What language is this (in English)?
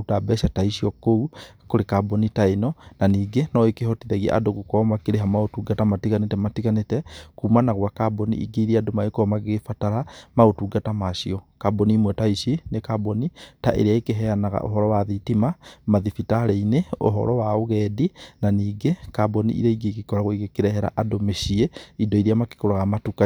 Kikuyu